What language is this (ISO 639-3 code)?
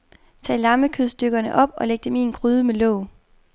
dan